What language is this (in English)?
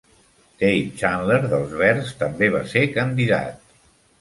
Catalan